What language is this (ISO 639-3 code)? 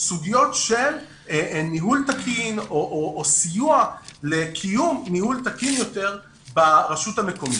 heb